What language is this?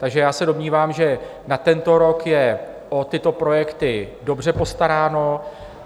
Czech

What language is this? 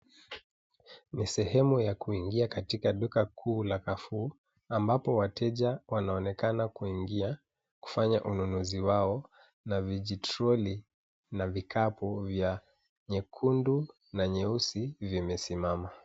Swahili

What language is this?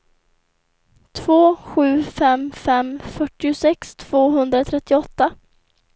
Swedish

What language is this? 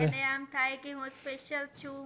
Gujarati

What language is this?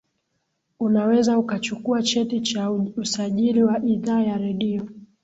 Swahili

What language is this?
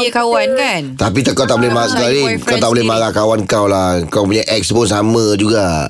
Malay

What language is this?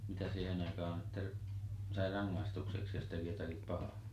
Finnish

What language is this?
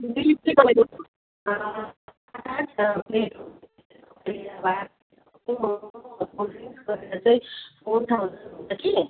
Nepali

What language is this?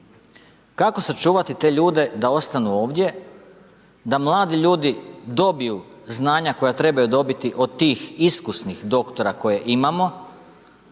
Croatian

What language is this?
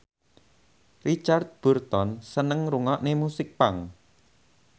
Javanese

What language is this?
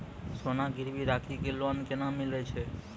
Maithili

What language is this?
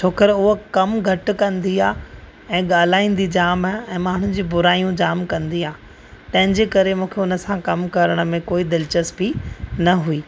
Sindhi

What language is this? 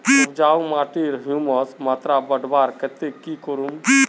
Magahi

